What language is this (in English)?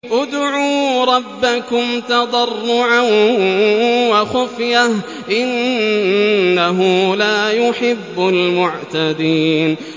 Arabic